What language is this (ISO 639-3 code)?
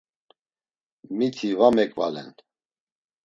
lzz